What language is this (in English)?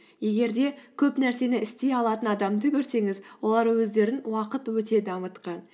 Kazakh